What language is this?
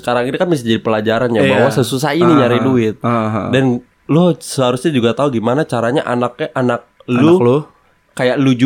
Indonesian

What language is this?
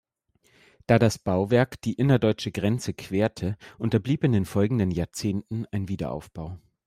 German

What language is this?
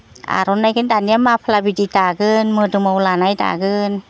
Bodo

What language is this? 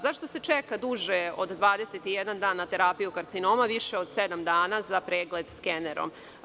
Serbian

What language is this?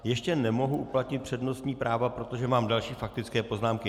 Czech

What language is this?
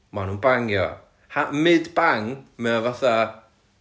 Welsh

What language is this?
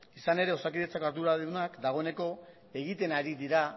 Basque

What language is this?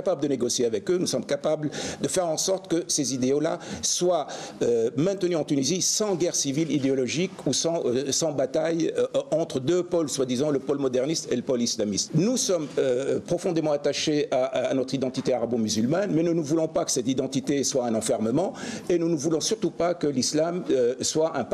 French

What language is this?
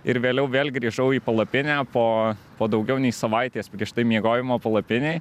Lithuanian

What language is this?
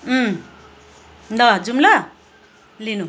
Nepali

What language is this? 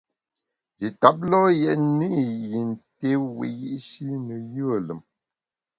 Bamun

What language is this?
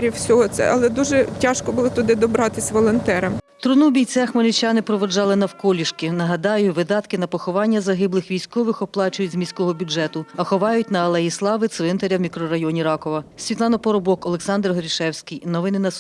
Ukrainian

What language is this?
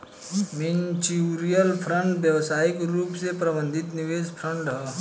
Bhojpuri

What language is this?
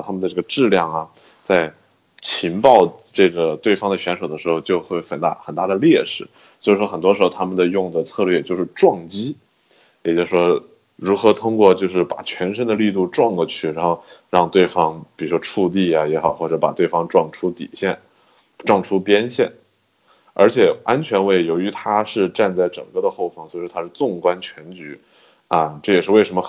Chinese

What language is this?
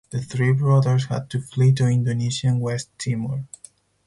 English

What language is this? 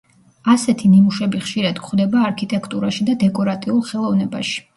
Georgian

